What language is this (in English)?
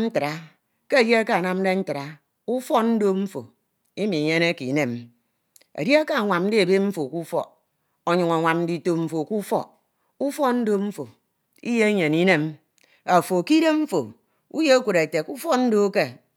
Ito